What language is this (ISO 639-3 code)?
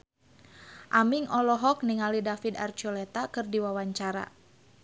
sun